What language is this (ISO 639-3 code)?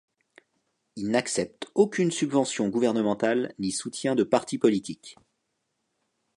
fra